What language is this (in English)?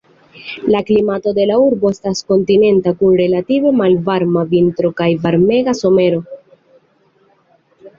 Esperanto